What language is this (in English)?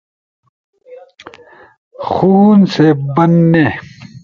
Urdu